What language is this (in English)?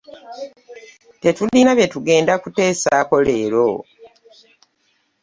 Ganda